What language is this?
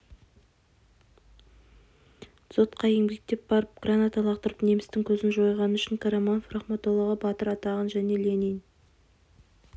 Kazakh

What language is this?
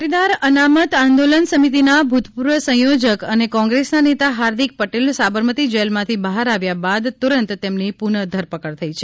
Gujarati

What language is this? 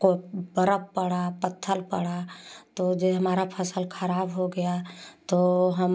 Hindi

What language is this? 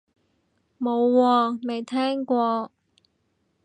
Cantonese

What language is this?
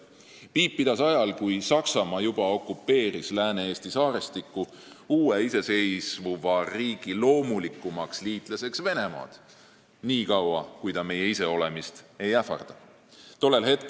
Estonian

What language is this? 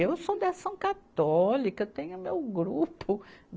Portuguese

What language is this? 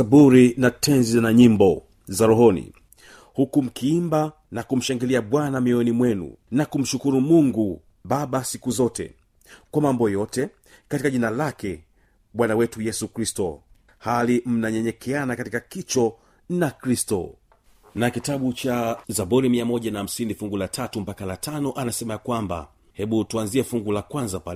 Swahili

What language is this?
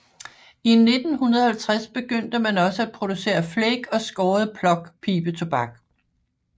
Danish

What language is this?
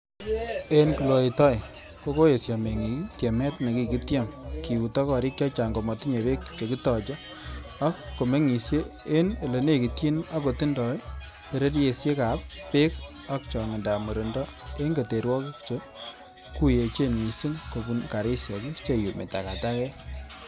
Kalenjin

